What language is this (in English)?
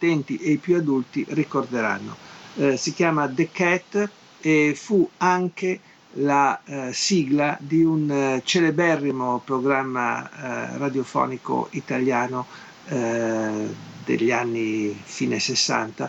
Italian